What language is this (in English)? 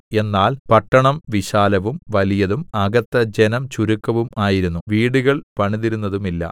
Malayalam